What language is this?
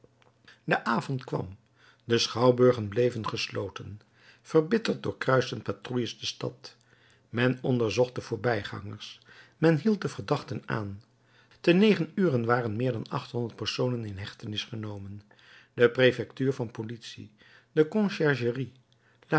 Dutch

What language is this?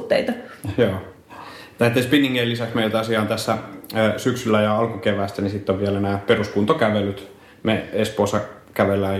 Finnish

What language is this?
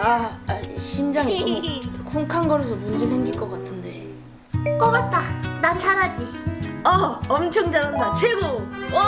Korean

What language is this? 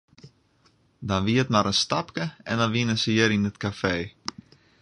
Western Frisian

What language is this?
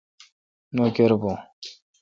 Kalkoti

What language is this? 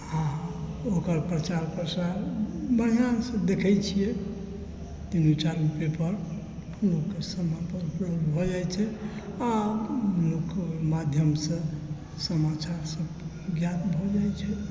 Maithili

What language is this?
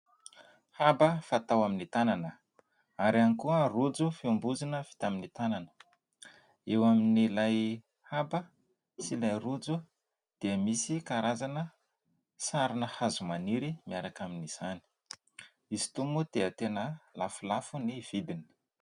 Malagasy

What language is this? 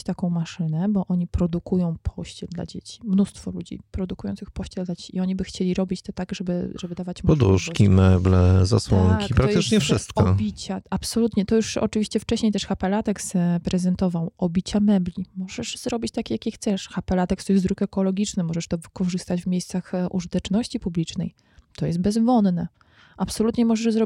Polish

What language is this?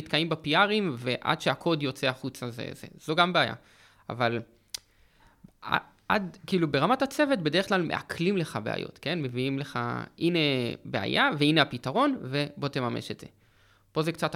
Hebrew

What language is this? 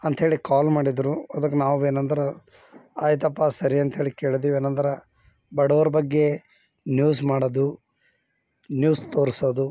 Kannada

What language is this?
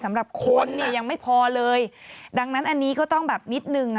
Thai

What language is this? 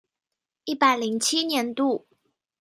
Chinese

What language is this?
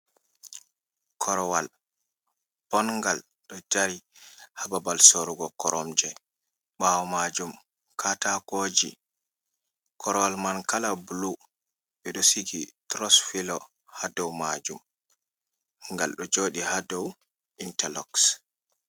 Fula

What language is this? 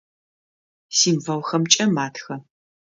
Adyghe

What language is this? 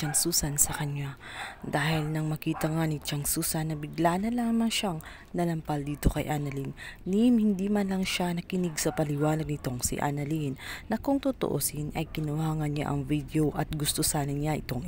Filipino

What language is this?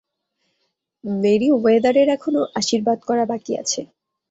Bangla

